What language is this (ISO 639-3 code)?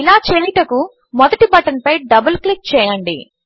tel